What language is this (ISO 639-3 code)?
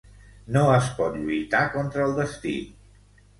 cat